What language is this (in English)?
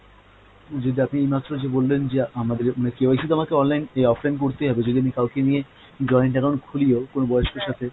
Bangla